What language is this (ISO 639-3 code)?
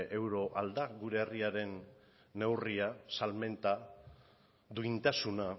eus